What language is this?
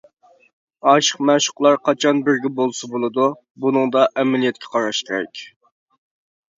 Uyghur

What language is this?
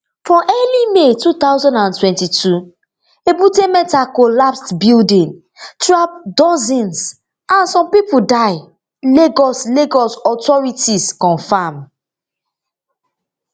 Nigerian Pidgin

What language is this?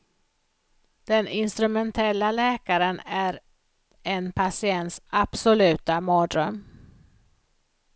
Swedish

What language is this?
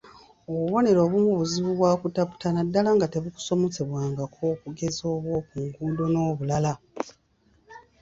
Ganda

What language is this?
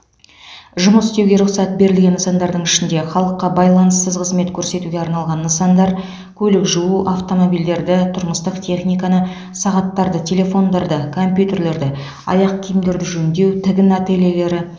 Kazakh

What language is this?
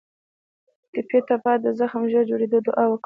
Pashto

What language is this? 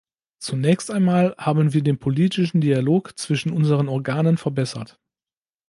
German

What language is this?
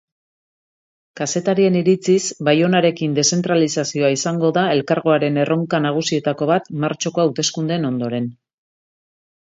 Basque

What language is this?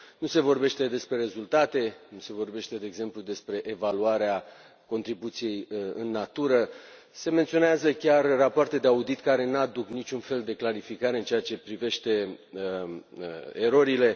Romanian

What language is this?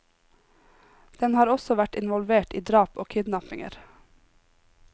Norwegian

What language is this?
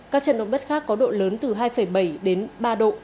Vietnamese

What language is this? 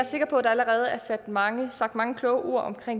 Danish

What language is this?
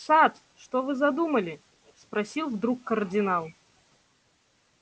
Russian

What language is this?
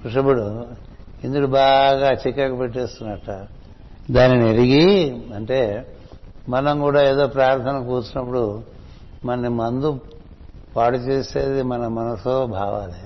Telugu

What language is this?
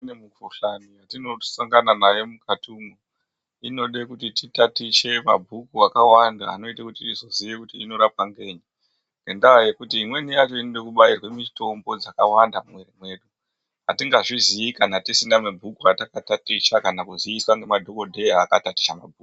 Ndau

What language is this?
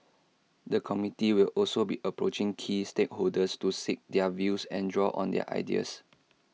English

